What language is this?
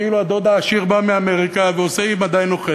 Hebrew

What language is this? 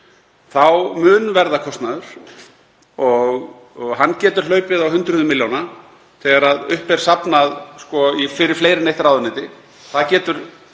Icelandic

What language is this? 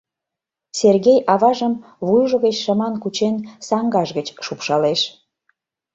Mari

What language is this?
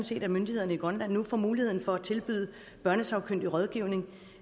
Danish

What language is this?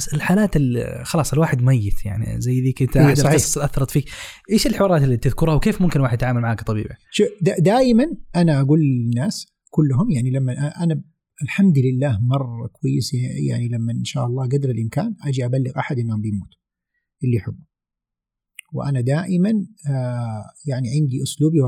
Arabic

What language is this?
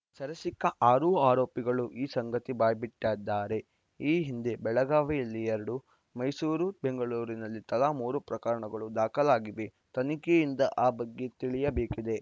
Kannada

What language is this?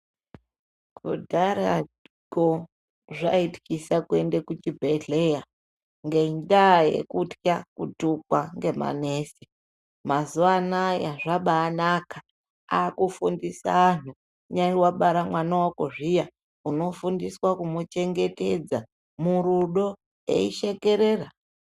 Ndau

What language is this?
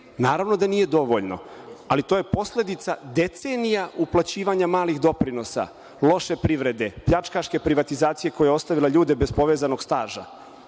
Serbian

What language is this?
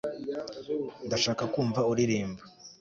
Kinyarwanda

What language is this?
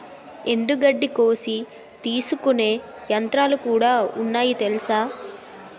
Telugu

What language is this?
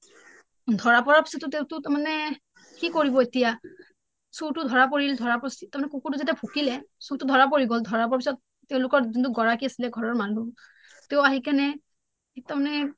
Assamese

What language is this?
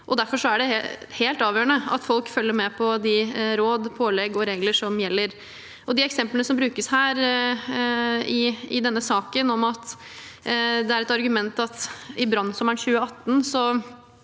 Norwegian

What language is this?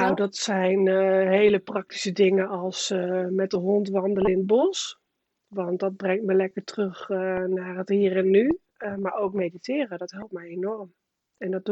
Dutch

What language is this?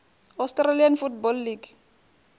Venda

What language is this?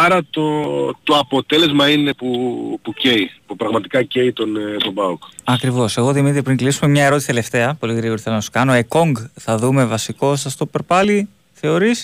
Greek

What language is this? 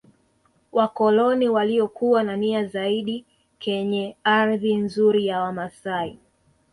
Swahili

